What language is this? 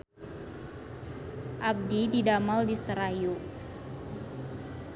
Sundanese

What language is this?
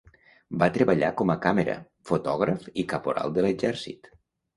Catalan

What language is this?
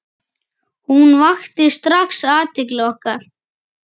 Icelandic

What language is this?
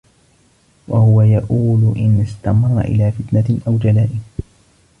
Arabic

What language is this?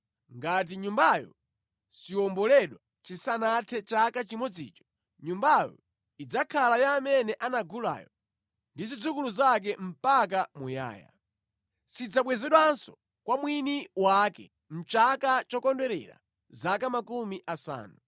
Nyanja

